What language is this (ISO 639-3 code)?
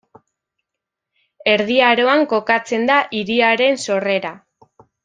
eus